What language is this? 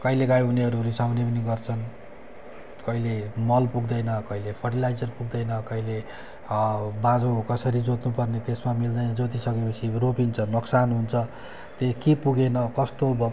Nepali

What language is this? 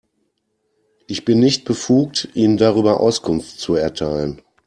German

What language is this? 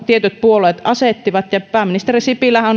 Finnish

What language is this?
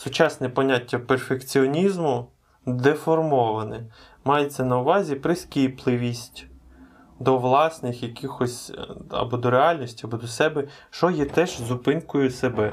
Ukrainian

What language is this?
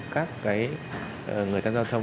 Vietnamese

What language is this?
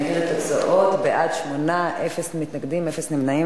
Hebrew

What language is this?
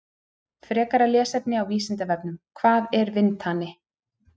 Icelandic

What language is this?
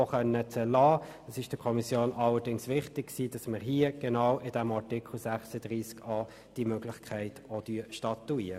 Swiss German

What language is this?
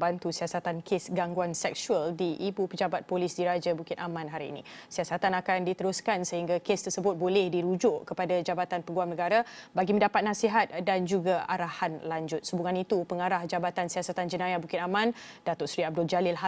Malay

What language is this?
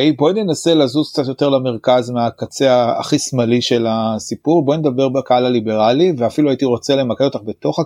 Hebrew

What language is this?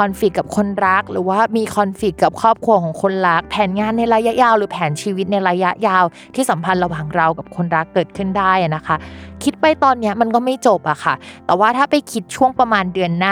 Thai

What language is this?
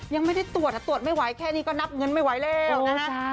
Thai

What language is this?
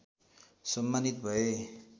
Nepali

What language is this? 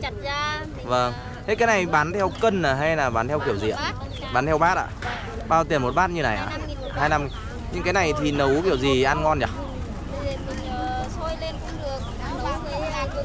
Vietnamese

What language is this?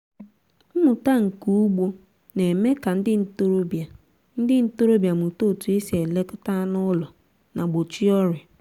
Igbo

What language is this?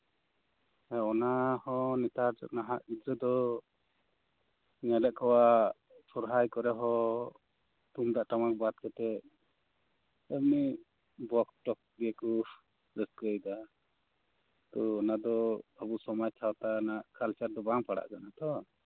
Santali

